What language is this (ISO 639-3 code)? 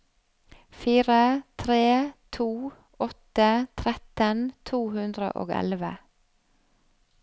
nor